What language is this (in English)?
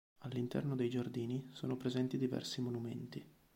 Italian